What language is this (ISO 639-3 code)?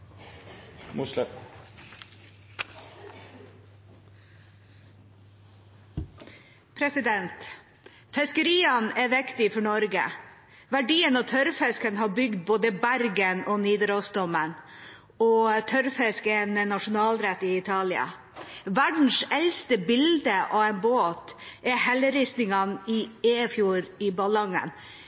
nob